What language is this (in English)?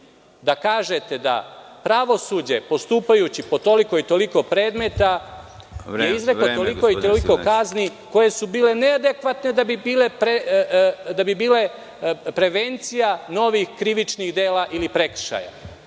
Serbian